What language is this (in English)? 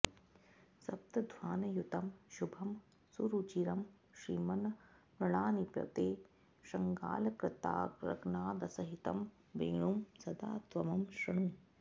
Sanskrit